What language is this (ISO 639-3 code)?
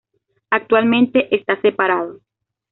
spa